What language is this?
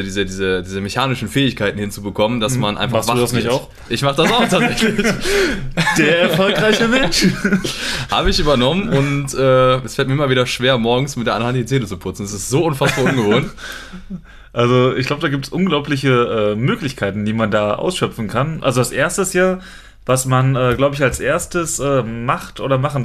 German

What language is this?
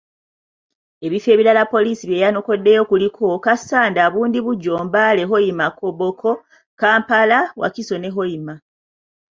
Ganda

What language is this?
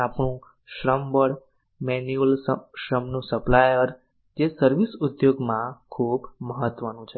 Gujarati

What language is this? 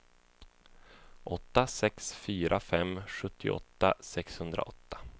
Swedish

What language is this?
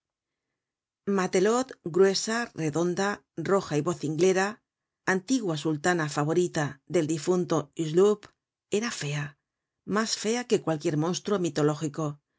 Spanish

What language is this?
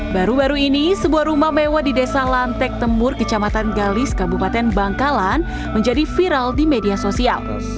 Indonesian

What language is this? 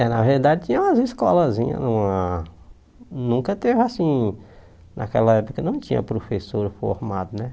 Portuguese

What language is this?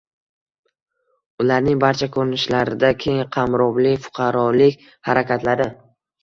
Uzbek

